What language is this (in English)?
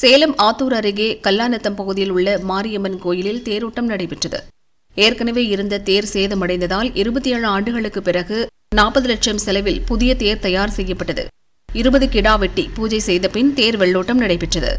Tamil